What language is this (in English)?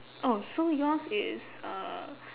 English